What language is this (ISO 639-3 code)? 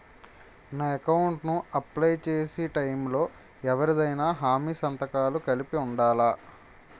tel